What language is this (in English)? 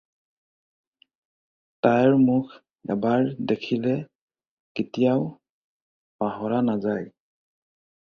Assamese